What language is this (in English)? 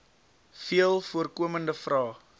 Afrikaans